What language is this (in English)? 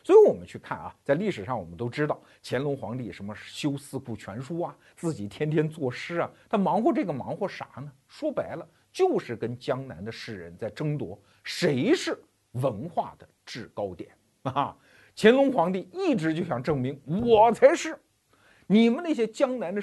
Chinese